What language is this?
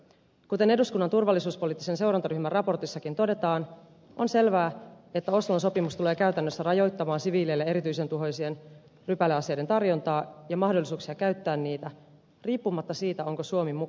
Finnish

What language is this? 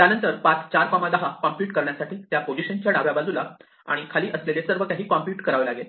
Marathi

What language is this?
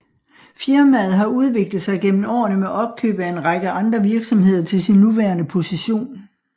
Danish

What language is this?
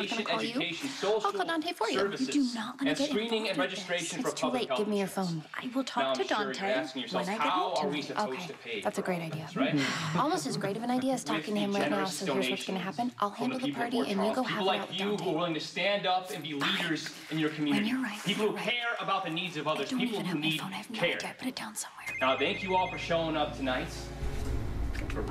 English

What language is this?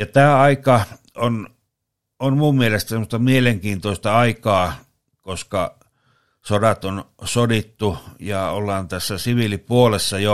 Finnish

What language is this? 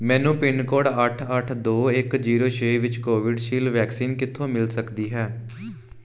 Punjabi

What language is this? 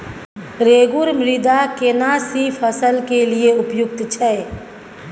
Maithili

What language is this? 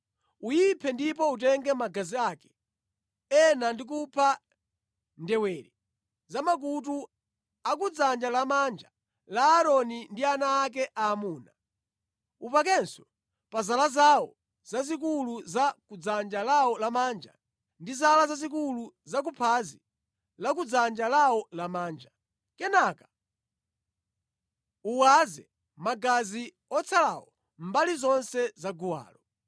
Nyanja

